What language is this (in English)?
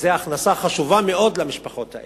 Hebrew